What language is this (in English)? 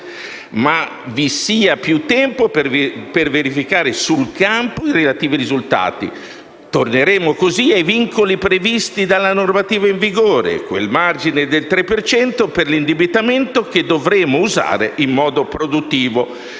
Italian